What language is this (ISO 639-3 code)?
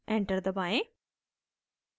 hin